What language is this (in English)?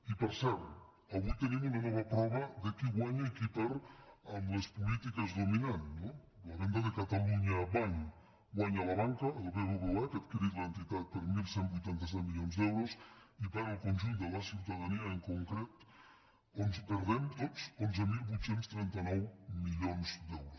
Catalan